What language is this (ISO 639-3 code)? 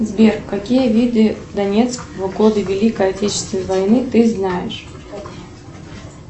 rus